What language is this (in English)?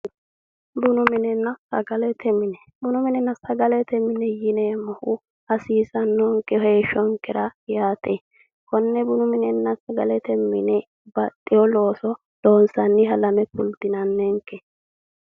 Sidamo